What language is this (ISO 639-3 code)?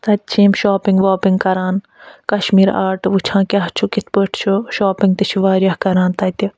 kas